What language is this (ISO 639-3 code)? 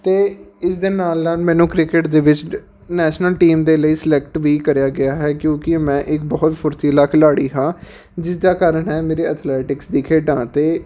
pan